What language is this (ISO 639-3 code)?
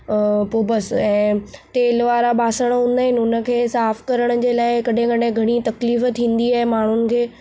snd